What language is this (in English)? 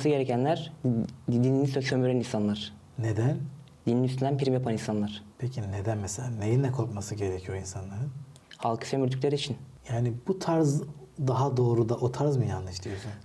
Turkish